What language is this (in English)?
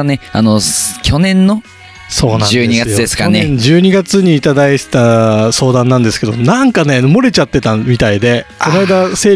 Japanese